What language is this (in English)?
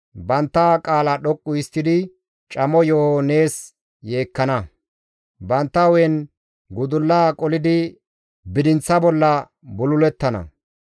Gamo